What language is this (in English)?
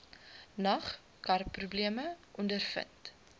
Afrikaans